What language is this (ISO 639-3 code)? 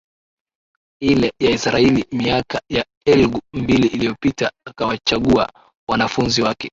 swa